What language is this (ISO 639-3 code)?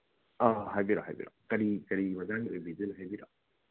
mni